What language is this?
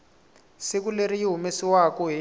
Tsonga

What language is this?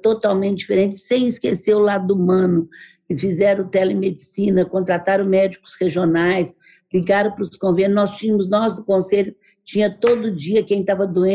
Portuguese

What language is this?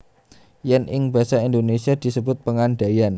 Javanese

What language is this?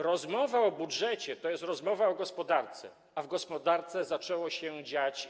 Polish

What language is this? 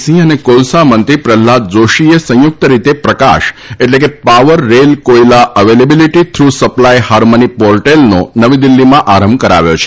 Gujarati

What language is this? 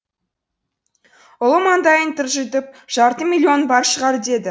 Kazakh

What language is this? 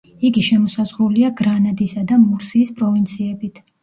Georgian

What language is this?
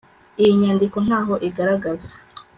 Kinyarwanda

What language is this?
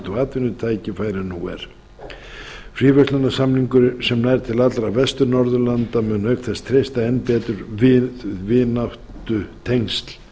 Icelandic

